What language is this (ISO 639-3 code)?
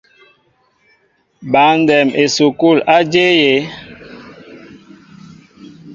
mbo